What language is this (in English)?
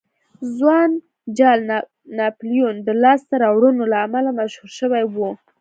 Pashto